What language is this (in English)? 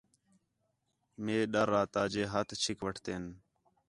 Khetrani